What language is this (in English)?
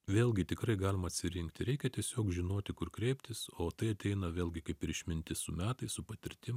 Lithuanian